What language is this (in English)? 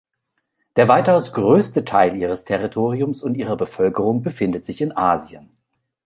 German